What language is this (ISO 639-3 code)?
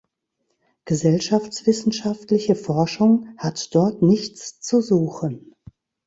deu